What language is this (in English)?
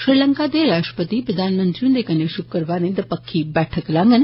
Dogri